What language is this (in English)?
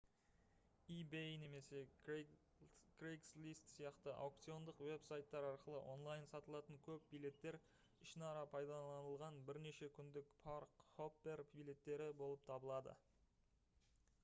Kazakh